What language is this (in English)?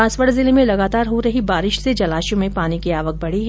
Hindi